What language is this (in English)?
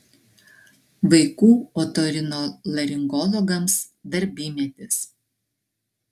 Lithuanian